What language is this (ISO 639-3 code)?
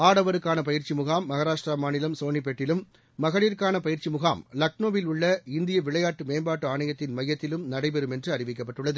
tam